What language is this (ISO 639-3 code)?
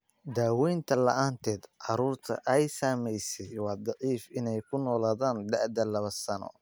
som